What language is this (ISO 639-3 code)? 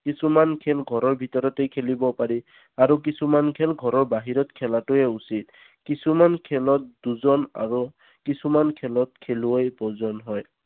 asm